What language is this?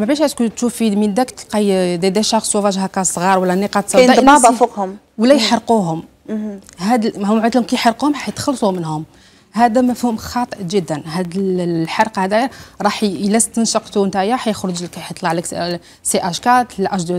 Arabic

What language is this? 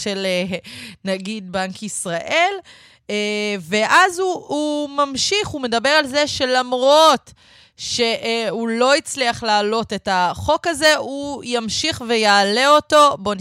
Hebrew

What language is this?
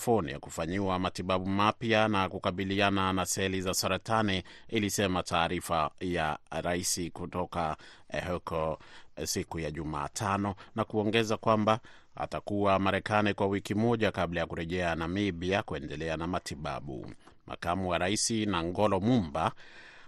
Swahili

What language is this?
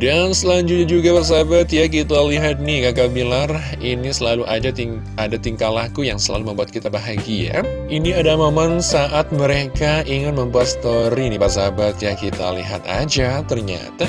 Indonesian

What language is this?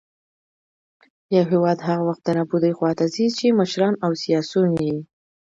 Pashto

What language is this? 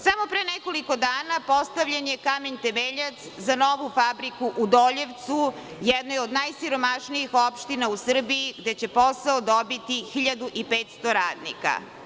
Serbian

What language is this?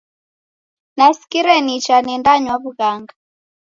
Taita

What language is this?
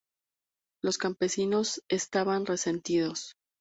Spanish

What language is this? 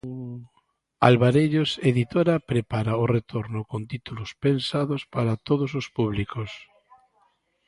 Galician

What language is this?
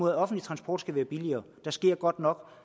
Danish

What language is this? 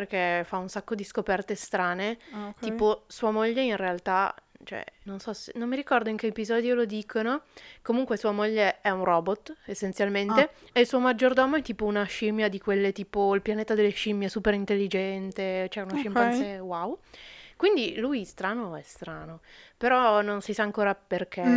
Italian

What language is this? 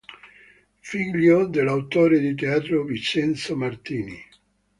Italian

